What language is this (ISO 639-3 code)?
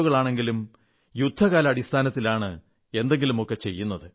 mal